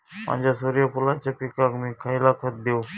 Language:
Marathi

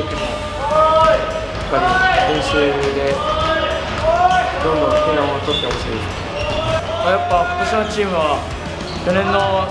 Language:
Japanese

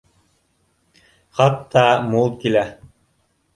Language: Bashkir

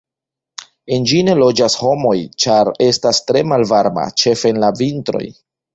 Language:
Esperanto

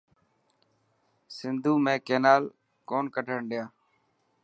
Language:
Dhatki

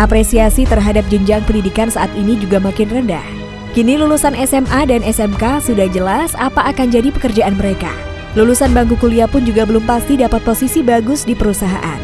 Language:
Indonesian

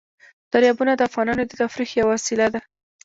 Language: Pashto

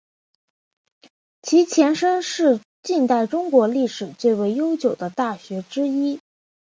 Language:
Chinese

